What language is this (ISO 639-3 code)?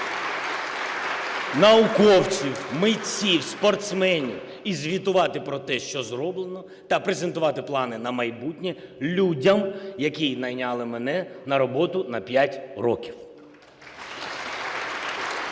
ukr